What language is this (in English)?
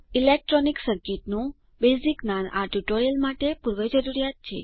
Gujarati